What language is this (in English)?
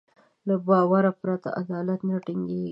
Pashto